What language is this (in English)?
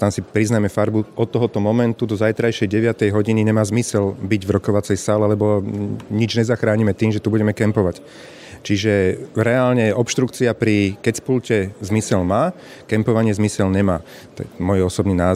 Slovak